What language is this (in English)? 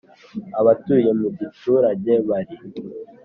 Kinyarwanda